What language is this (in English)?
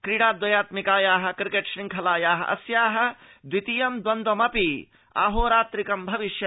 Sanskrit